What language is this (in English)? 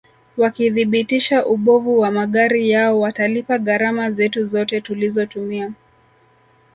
Swahili